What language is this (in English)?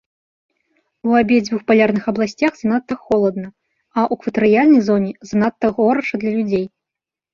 Belarusian